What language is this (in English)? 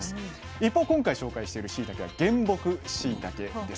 Japanese